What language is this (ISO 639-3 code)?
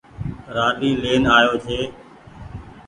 gig